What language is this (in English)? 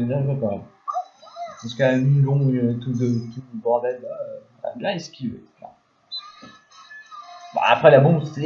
French